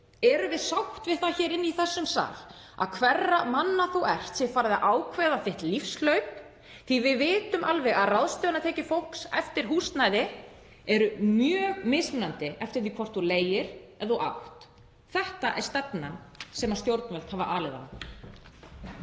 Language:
Icelandic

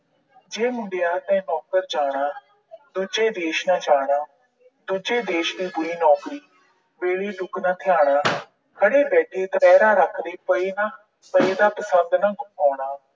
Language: Punjabi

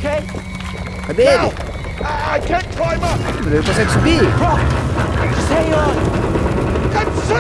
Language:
Portuguese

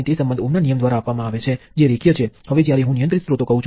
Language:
Gujarati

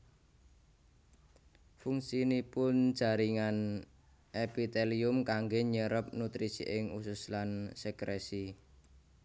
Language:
Javanese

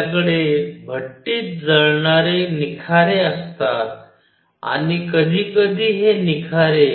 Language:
Marathi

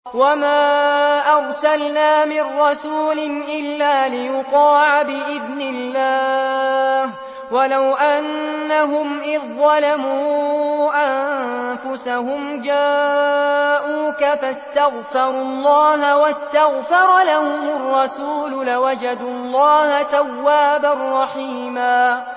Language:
Arabic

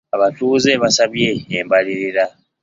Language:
Ganda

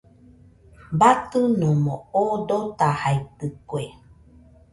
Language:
Nüpode Huitoto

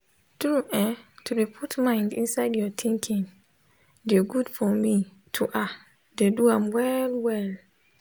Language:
Nigerian Pidgin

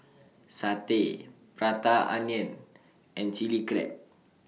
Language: English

